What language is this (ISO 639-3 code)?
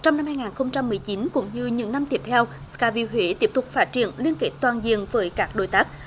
vie